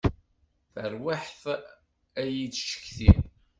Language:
Kabyle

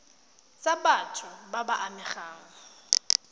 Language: Tswana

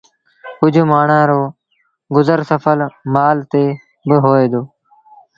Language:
Sindhi Bhil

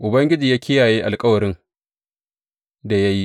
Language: Hausa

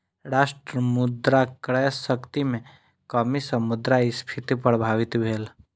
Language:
Maithili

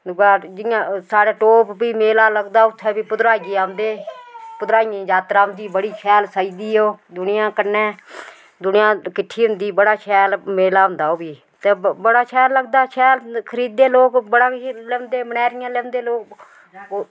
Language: Dogri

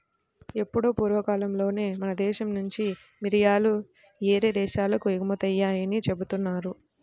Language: Telugu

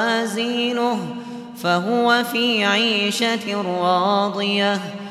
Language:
Arabic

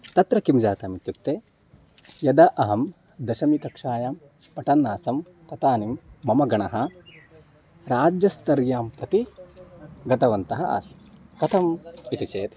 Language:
Sanskrit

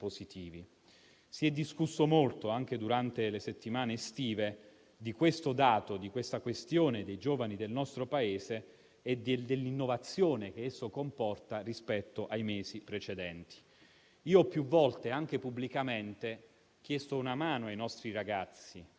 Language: Italian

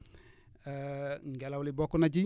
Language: Wolof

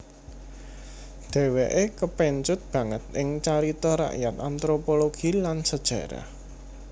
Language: Javanese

